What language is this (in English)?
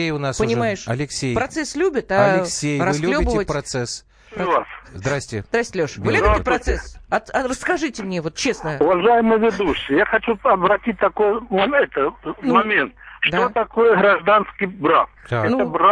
Russian